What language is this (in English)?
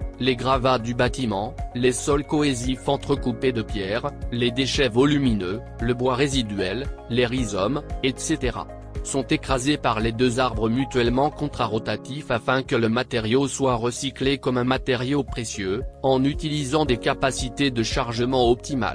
French